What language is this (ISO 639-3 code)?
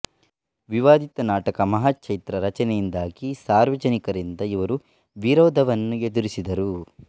kan